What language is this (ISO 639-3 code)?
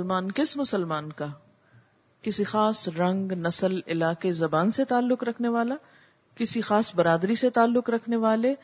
urd